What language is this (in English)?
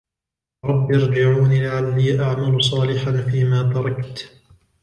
Arabic